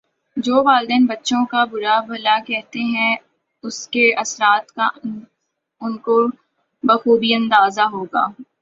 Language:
Urdu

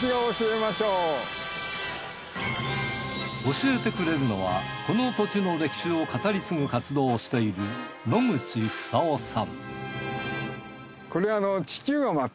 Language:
Japanese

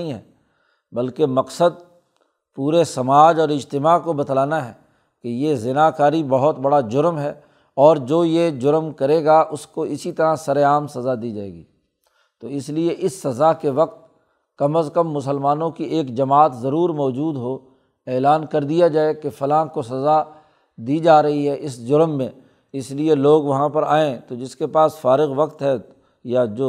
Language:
Urdu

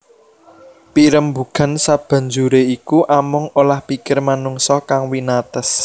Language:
Javanese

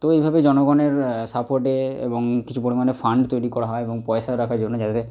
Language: Bangla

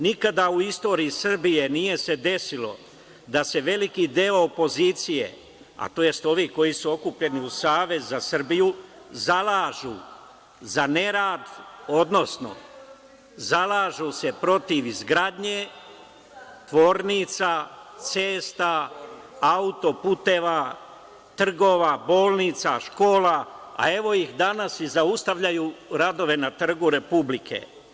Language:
Serbian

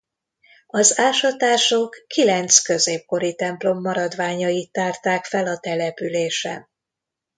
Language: Hungarian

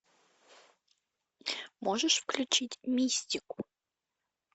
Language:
Russian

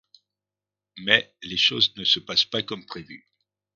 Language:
French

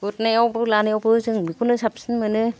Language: Bodo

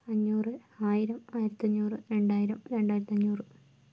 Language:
Malayalam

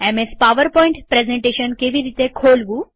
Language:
Gujarati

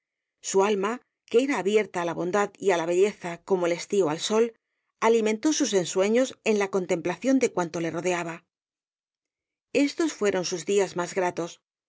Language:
Spanish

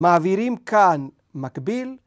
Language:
Hebrew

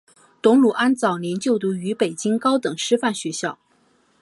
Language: Chinese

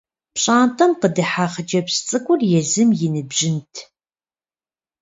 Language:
Kabardian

